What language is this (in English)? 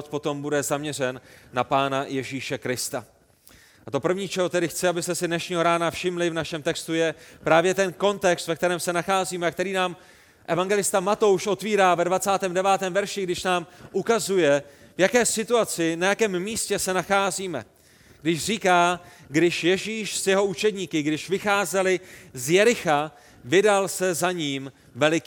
Czech